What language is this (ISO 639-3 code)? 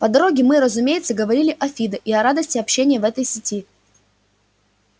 rus